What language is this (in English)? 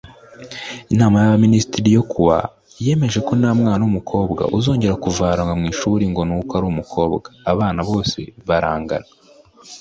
Kinyarwanda